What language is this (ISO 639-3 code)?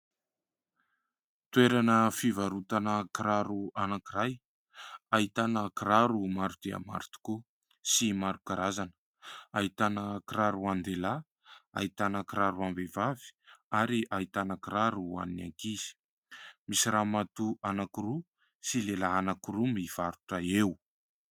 mlg